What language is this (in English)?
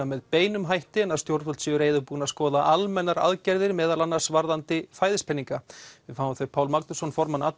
Icelandic